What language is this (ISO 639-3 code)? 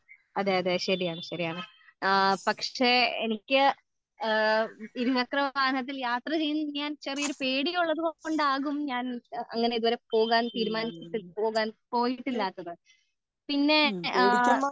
mal